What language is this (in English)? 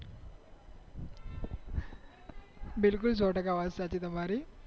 Gujarati